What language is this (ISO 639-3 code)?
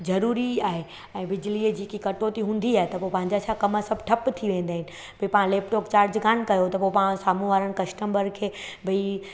snd